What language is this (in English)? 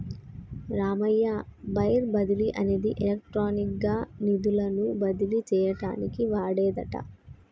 Telugu